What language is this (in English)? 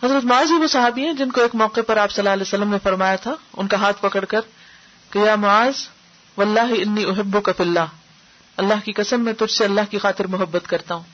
Urdu